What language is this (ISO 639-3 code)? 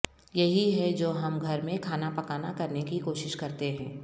urd